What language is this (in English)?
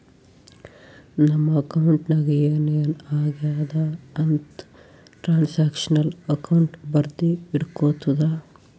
Kannada